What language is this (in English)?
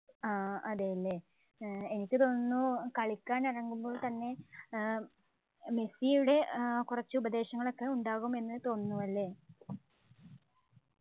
Malayalam